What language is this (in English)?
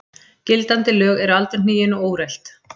Icelandic